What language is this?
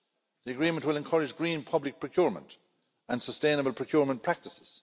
English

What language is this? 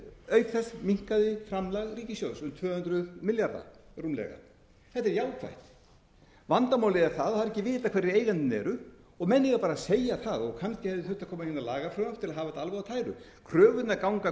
Icelandic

